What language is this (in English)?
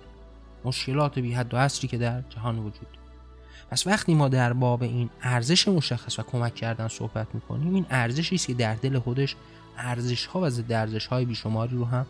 Persian